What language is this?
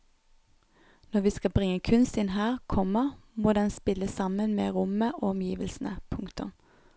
Norwegian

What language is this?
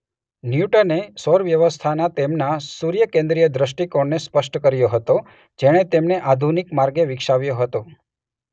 Gujarati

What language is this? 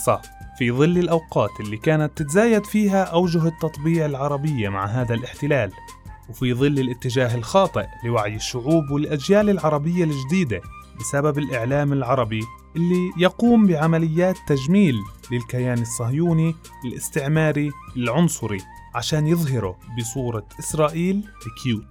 Arabic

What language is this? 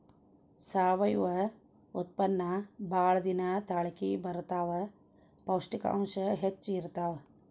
Kannada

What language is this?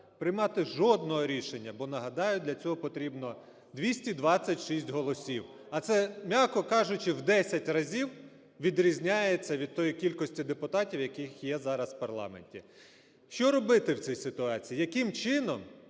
Ukrainian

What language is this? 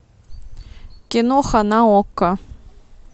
Russian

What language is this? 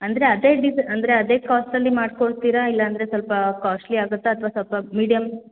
Kannada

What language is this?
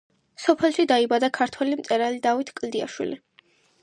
Georgian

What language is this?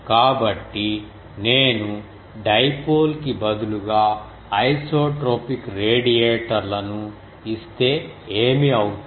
Telugu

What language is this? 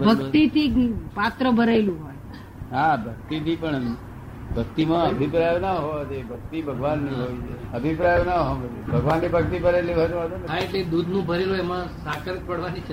Gujarati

